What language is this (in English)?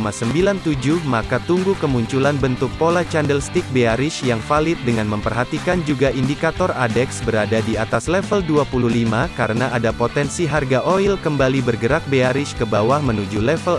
Indonesian